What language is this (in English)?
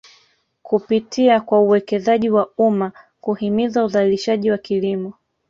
Swahili